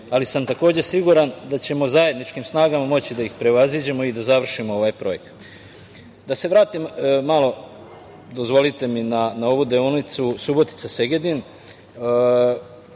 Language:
Serbian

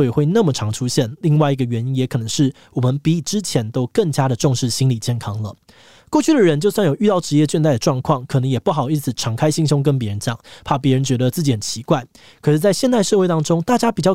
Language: Chinese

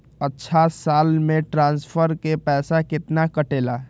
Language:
Magahi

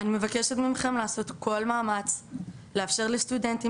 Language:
Hebrew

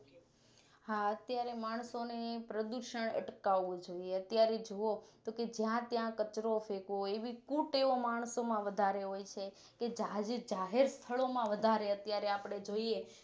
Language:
Gujarati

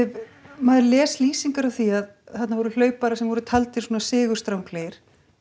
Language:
Icelandic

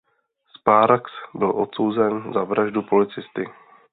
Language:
Czech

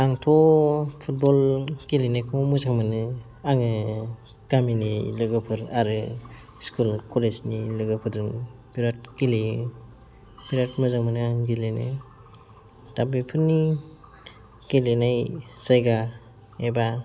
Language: Bodo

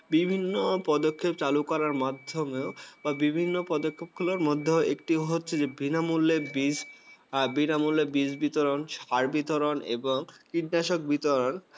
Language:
Bangla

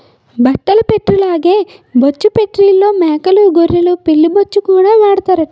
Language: Telugu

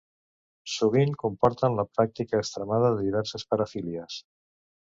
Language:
Catalan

